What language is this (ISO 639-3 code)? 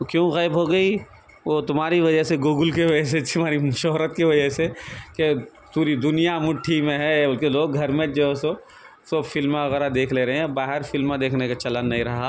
urd